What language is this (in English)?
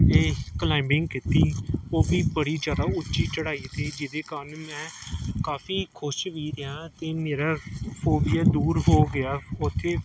Punjabi